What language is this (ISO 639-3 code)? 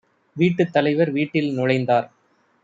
tam